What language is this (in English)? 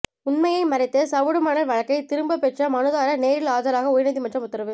Tamil